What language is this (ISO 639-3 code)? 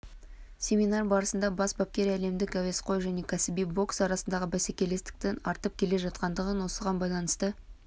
kaz